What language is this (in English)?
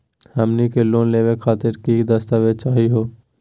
Magahi